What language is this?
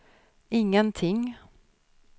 Swedish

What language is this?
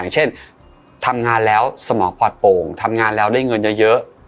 Thai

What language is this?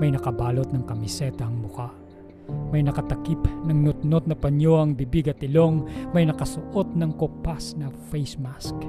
Filipino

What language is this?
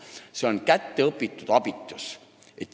Estonian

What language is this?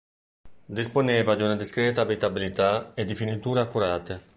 Italian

